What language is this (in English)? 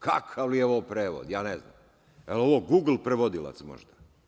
Serbian